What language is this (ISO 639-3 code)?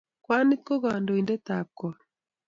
kln